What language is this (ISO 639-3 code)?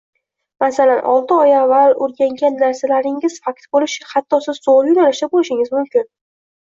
uzb